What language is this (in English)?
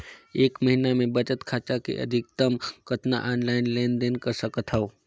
Chhattisgarhi